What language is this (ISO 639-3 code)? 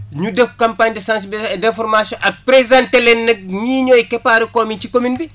wol